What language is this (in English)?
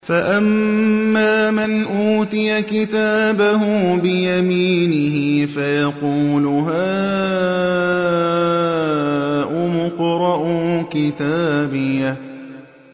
Arabic